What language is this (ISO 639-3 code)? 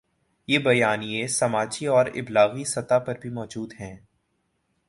urd